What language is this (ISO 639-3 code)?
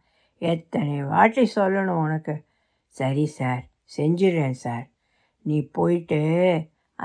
tam